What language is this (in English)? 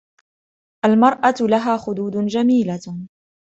Arabic